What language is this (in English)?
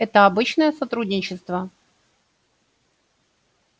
Russian